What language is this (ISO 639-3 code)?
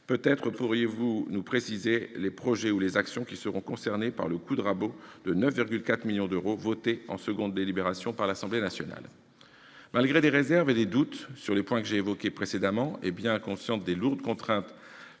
fra